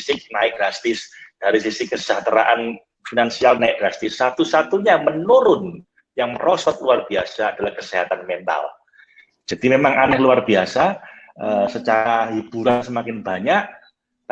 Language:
Indonesian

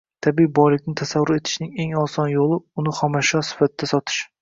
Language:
Uzbek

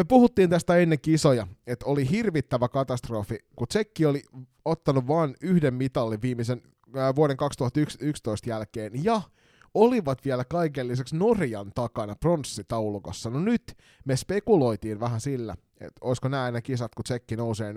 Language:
Finnish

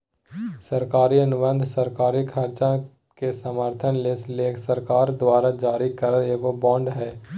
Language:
Magahi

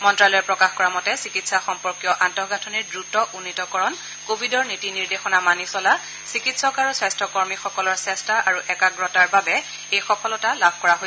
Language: Assamese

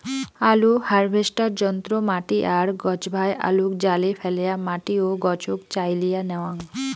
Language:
Bangla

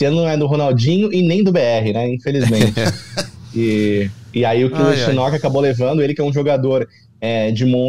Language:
Portuguese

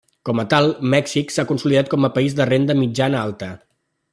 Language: Catalan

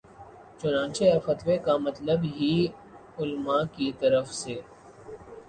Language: Urdu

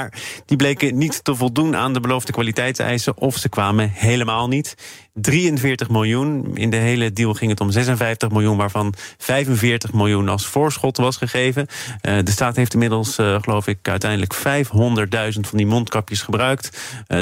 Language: Dutch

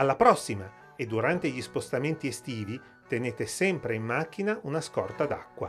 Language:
Italian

